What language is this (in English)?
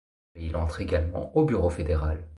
French